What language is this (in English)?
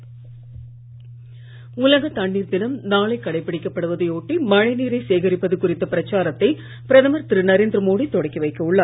Tamil